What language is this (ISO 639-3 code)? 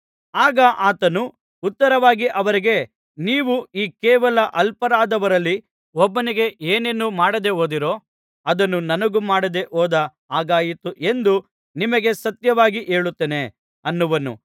kan